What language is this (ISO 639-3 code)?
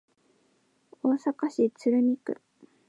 jpn